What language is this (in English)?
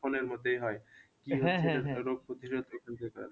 Bangla